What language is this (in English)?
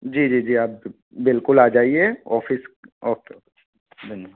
Hindi